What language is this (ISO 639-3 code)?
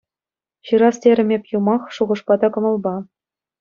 chv